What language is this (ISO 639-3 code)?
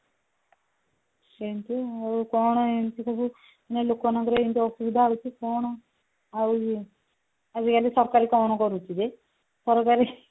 ori